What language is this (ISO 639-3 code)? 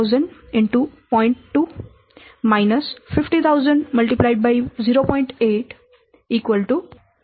guj